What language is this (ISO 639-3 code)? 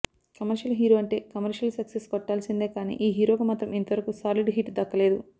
tel